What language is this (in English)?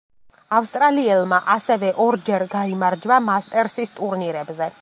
Georgian